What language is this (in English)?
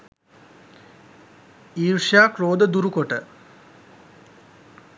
Sinhala